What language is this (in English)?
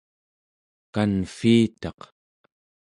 Central Yupik